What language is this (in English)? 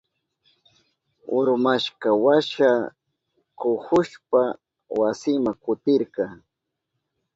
Southern Pastaza Quechua